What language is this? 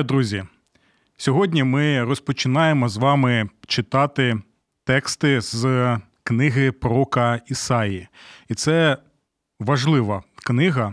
Ukrainian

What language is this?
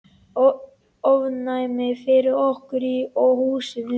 Icelandic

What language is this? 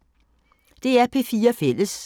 Danish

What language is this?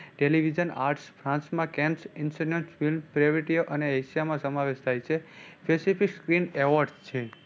Gujarati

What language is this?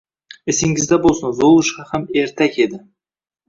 Uzbek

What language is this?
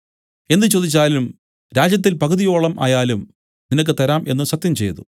Malayalam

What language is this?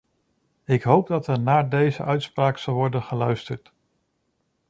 Dutch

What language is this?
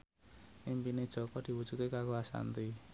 Javanese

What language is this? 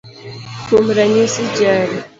Luo (Kenya and Tanzania)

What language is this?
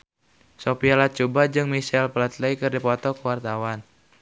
Sundanese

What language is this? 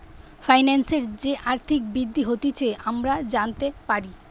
Bangla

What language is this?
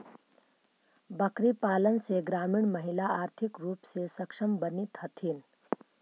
Magahi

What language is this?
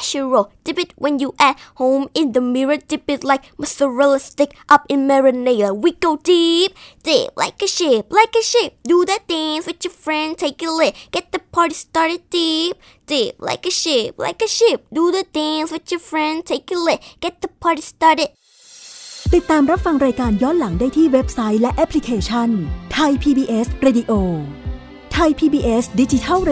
Thai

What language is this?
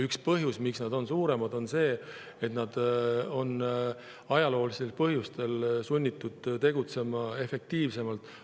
Estonian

